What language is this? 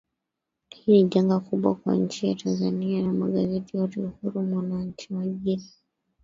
Swahili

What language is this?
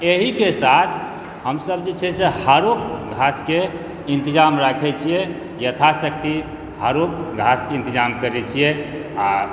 Maithili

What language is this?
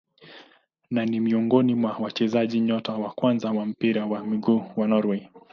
Swahili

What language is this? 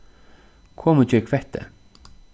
Faroese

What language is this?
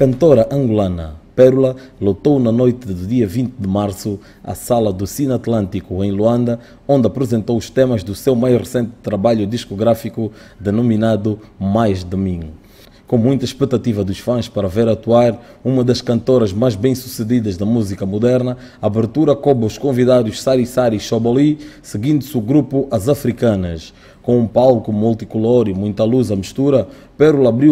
Portuguese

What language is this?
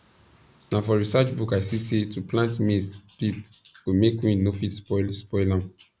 Nigerian Pidgin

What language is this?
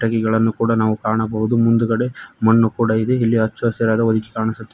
Kannada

